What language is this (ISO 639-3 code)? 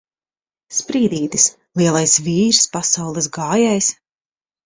lav